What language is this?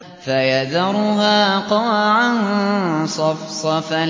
Arabic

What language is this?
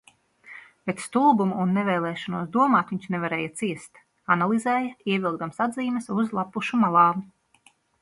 Latvian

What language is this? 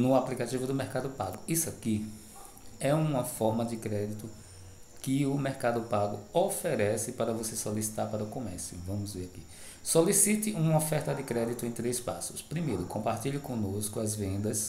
Portuguese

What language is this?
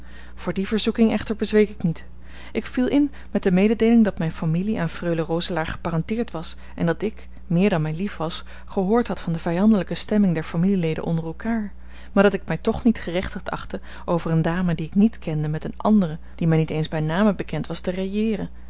Dutch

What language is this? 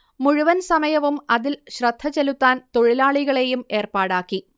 Malayalam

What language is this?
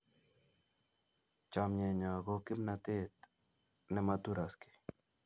Kalenjin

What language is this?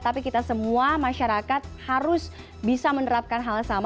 Indonesian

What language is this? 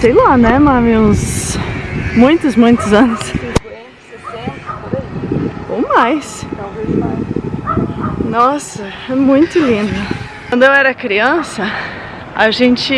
Portuguese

